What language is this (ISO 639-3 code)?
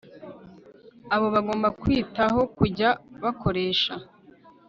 kin